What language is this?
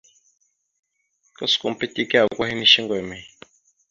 Mada (Cameroon)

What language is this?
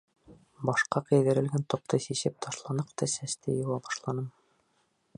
Bashkir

